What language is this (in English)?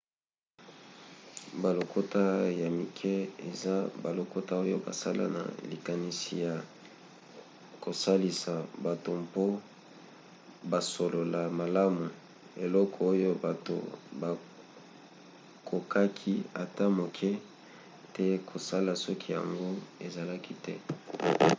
Lingala